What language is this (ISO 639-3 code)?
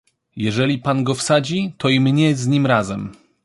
pol